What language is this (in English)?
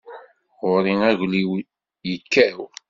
Kabyle